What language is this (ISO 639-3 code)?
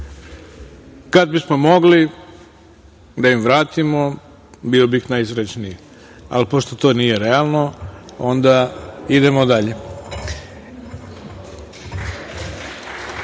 srp